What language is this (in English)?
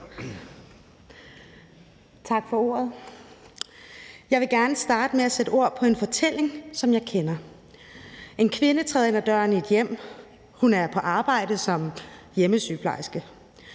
Danish